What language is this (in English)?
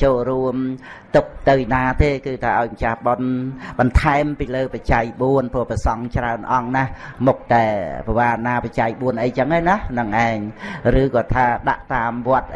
Vietnamese